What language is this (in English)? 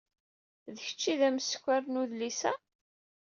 Kabyle